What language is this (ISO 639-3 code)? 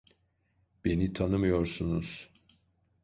tur